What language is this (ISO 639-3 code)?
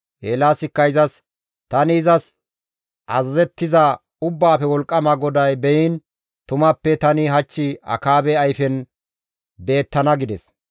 gmv